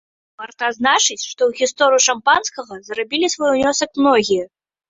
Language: Belarusian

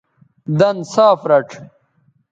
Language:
Bateri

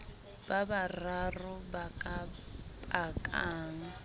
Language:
Southern Sotho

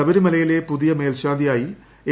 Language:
Malayalam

